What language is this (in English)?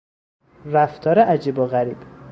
Persian